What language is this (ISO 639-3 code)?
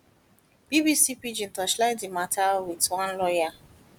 pcm